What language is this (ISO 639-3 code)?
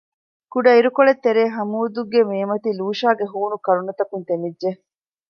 div